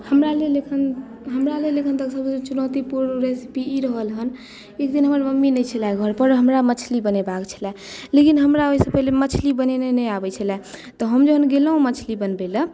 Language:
Maithili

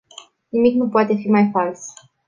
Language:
Romanian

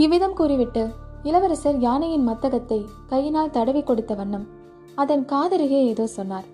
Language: Tamil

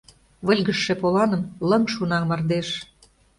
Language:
Mari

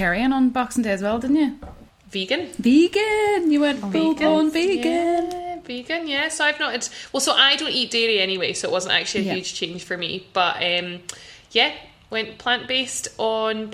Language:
English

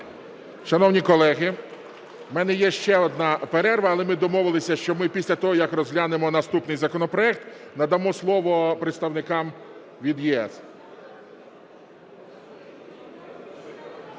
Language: Ukrainian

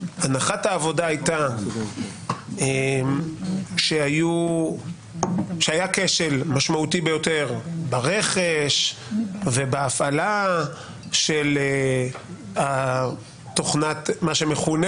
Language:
Hebrew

